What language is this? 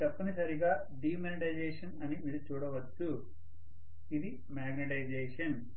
Telugu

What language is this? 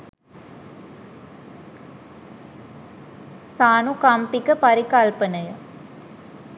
Sinhala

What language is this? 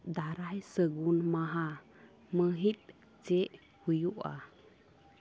Santali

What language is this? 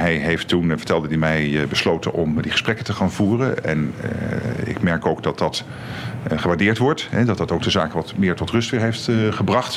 Dutch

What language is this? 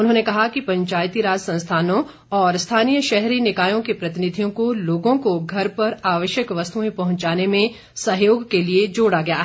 Hindi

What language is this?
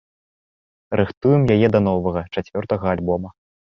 Belarusian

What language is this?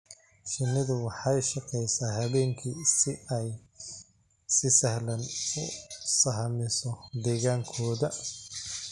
Somali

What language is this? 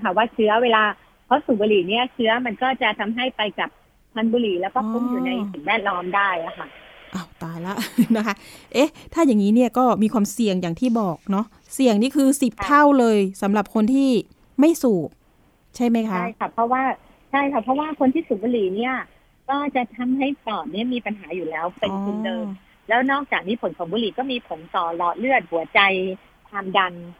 Thai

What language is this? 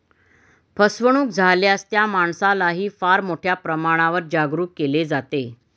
Marathi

